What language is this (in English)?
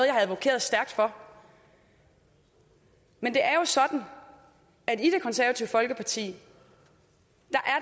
Danish